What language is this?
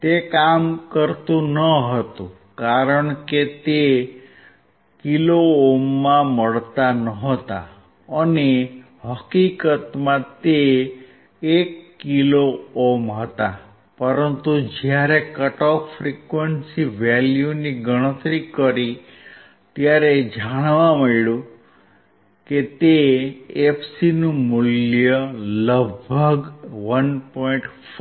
Gujarati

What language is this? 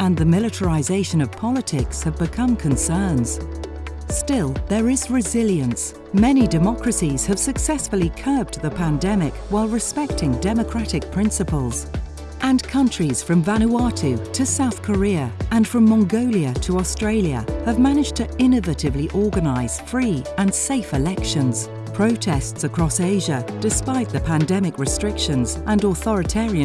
English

